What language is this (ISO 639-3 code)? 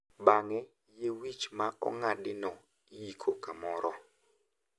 luo